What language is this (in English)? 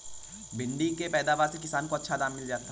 Hindi